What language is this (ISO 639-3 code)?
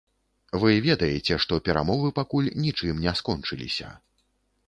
bel